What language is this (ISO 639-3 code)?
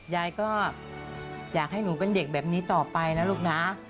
tha